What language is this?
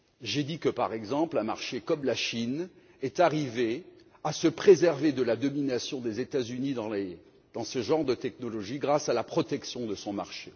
French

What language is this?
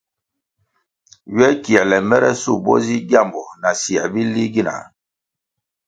Kwasio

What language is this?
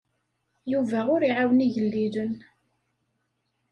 Kabyle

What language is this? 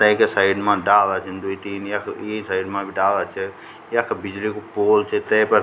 Garhwali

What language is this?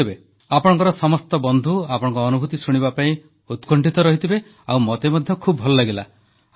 Odia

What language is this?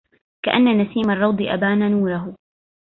Arabic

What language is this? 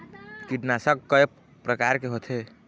Chhattisgarhi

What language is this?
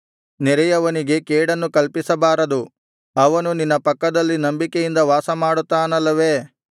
Kannada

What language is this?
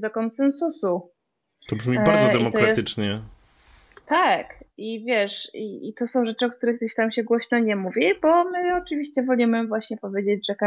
Polish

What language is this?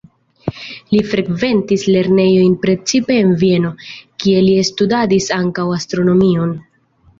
Esperanto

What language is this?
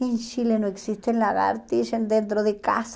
Portuguese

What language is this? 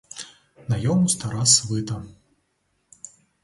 Ukrainian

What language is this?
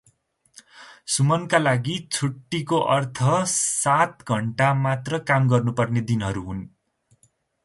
Nepali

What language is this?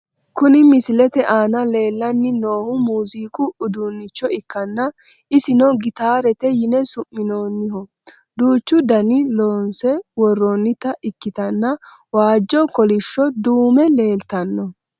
Sidamo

